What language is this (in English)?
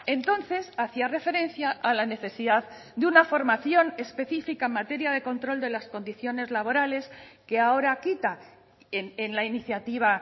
Spanish